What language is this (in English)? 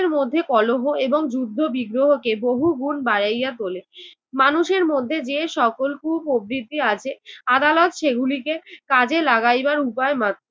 Bangla